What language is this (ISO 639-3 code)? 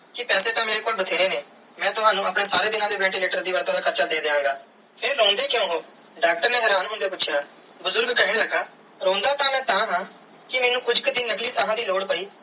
pan